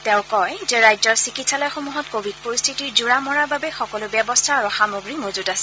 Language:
Assamese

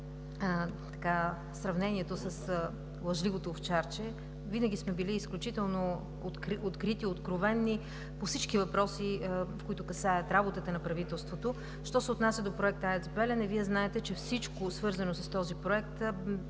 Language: Bulgarian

